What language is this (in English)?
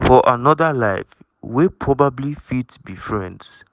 Nigerian Pidgin